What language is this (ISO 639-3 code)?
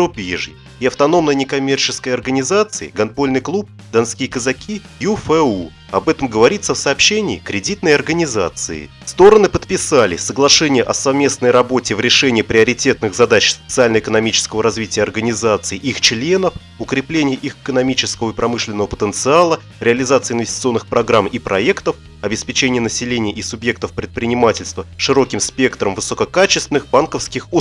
rus